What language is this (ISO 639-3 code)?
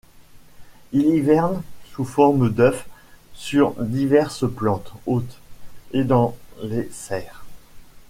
fra